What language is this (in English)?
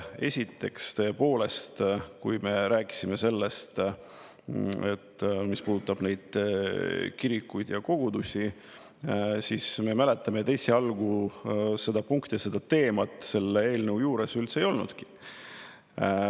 Estonian